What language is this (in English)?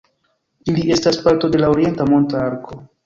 Esperanto